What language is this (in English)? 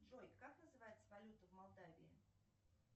Russian